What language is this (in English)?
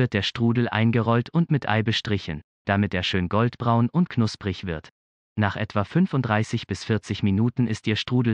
German